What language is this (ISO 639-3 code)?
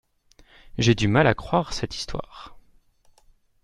fra